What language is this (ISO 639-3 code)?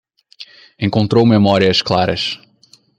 por